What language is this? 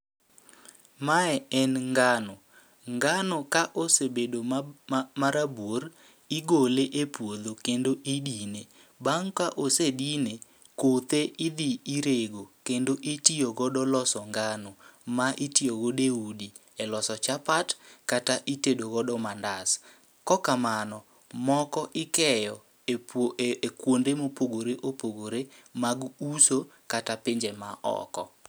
Luo (Kenya and Tanzania)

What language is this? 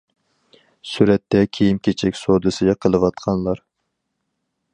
Uyghur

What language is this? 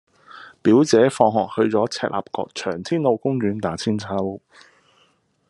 Cantonese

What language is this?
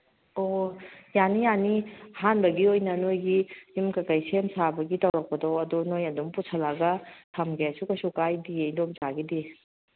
Manipuri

